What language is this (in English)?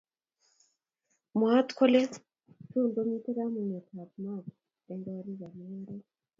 Kalenjin